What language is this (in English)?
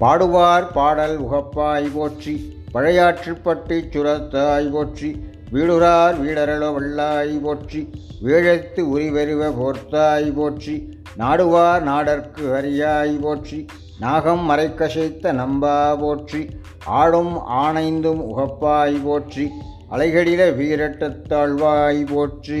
Tamil